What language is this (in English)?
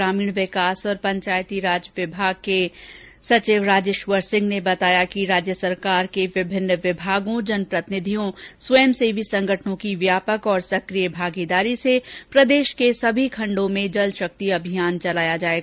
Hindi